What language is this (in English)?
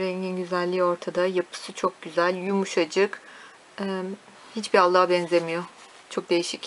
Turkish